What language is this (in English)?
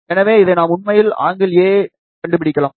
Tamil